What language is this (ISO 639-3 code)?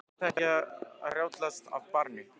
isl